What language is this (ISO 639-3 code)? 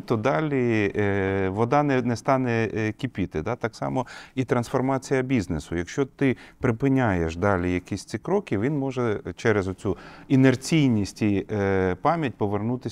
ukr